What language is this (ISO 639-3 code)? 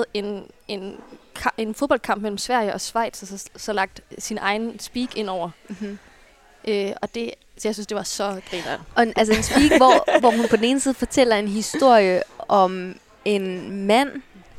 dan